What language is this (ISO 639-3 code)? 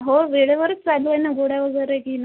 mar